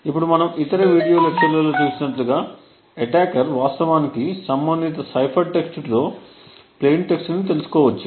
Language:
Telugu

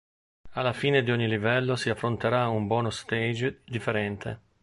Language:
Italian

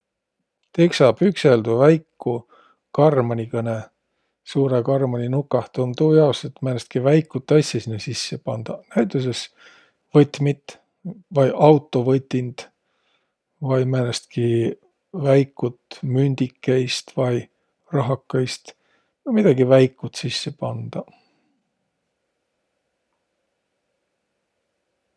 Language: Võro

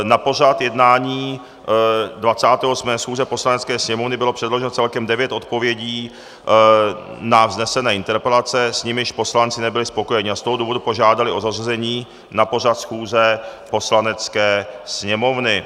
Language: Czech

